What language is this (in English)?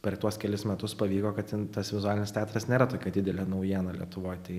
Lithuanian